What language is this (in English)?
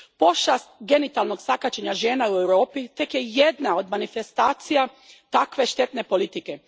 Croatian